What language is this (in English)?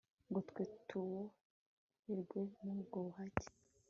Kinyarwanda